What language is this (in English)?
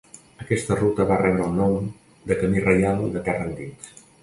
Catalan